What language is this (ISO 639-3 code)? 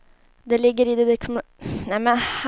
swe